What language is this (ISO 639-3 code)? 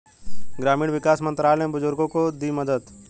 hin